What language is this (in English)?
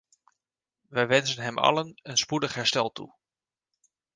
Dutch